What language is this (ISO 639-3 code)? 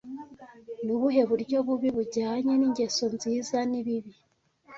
kin